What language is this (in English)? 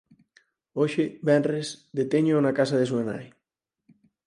Galician